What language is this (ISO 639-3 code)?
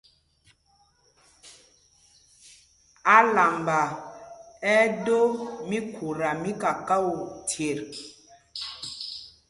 mgg